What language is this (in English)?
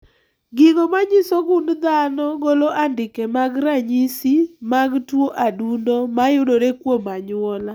Luo (Kenya and Tanzania)